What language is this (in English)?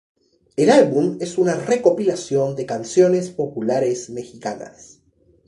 Spanish